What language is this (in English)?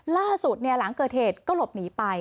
Thai